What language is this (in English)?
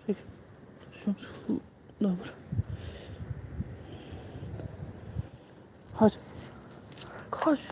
Polish